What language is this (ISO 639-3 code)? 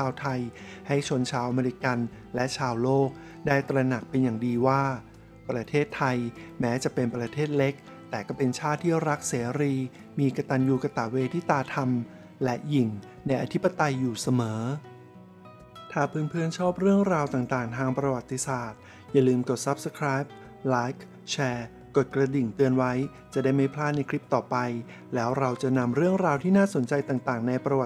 tha